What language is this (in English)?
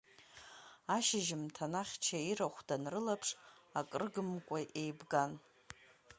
Abkhazian